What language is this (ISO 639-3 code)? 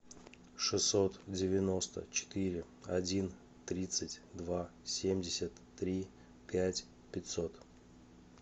rus